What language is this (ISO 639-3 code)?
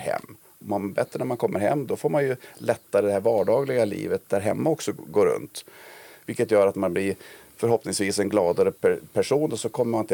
swe